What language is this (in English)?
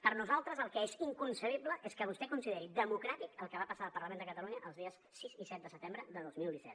Catalan